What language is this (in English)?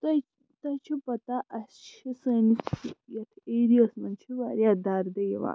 Kashmiri